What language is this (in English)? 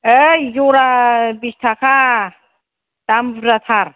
Bodo